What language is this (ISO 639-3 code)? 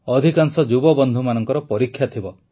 ori